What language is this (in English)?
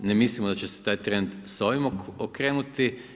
Croatian